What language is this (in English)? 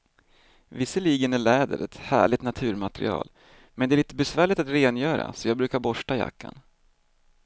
Swedish